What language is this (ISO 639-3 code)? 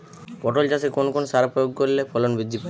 ben